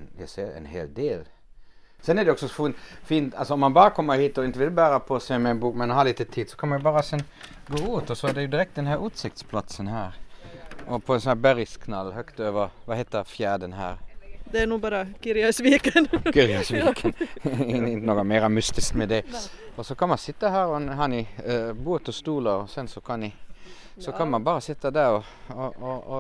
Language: Swedish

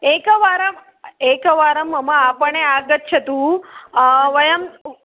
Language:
Sanskrit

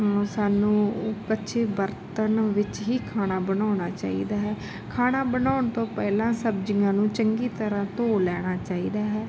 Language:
Punjabi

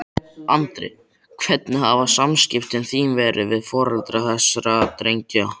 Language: Icelandic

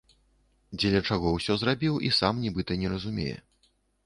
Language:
Belarusian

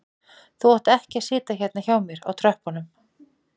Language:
Icelandic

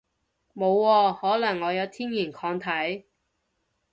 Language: Cantonese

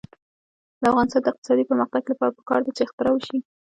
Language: Pashto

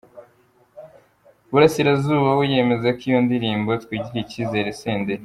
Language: Kinyarwanda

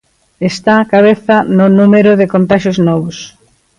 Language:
Galician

